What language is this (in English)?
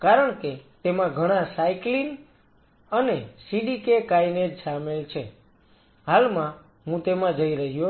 Gujarati